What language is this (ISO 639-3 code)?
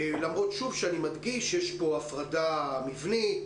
heb